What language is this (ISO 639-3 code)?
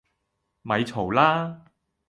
yue